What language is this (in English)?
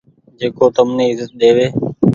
Goaria